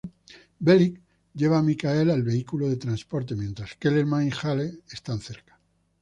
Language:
Spanish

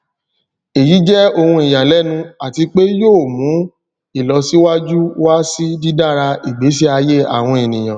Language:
Yoruba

